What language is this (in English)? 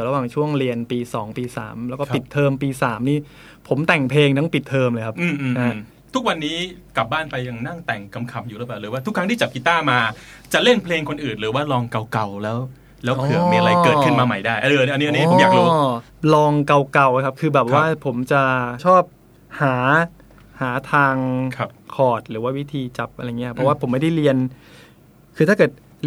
Thai